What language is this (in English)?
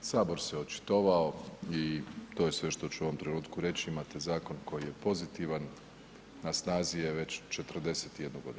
Croatian